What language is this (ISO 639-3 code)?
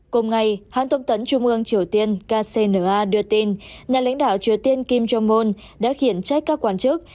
vie